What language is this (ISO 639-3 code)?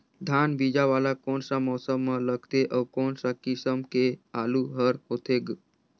hne